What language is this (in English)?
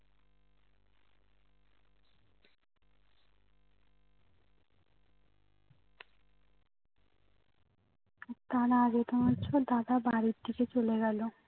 Bangla